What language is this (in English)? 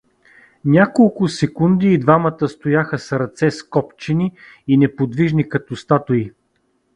Bulgarian